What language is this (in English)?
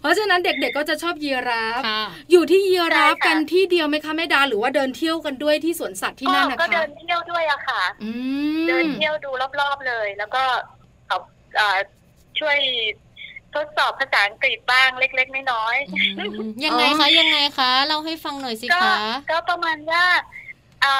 Thai